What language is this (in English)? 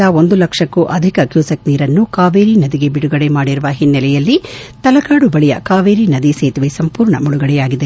Kannada